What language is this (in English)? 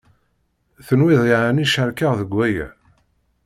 Kabyle